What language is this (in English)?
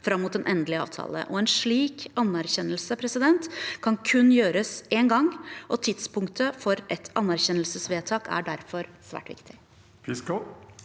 Norwegian